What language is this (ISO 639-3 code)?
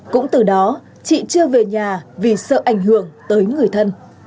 vie